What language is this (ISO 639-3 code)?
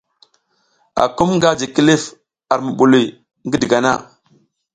giz